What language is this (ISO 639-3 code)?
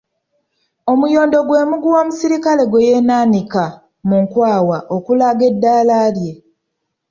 lug